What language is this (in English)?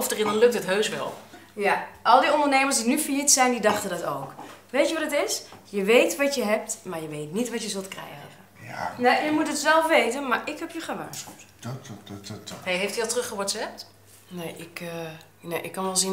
Dutch